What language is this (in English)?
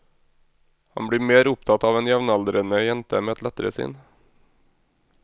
Norwegian